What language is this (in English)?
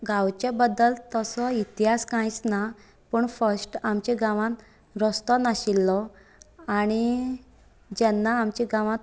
Konkani